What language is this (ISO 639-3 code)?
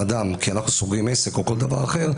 heb